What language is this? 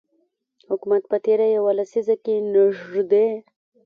Pashto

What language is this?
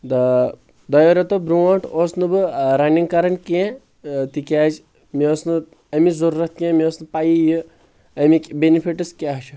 Kashmiri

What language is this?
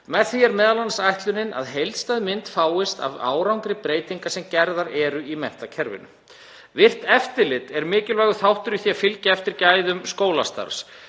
Icelandic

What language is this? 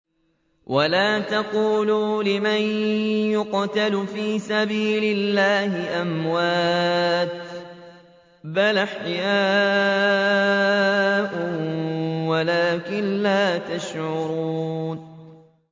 Arabic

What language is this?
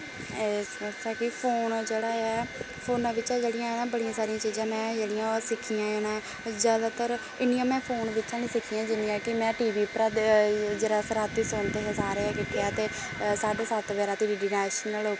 Dogri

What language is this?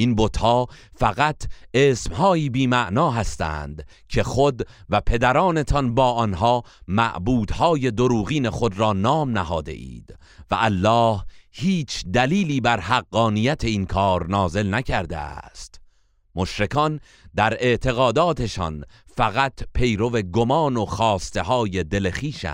Persian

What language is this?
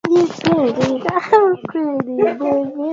Swahili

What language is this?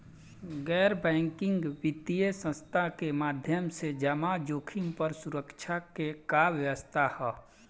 Bhojpuri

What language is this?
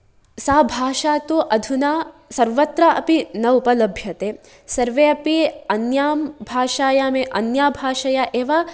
Sanskrit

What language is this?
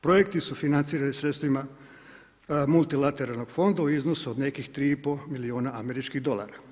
Croatian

